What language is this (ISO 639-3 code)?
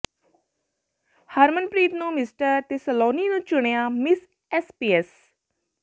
pan